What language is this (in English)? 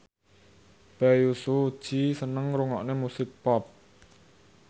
Javanese